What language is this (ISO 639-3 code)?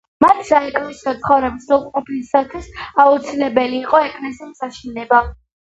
kat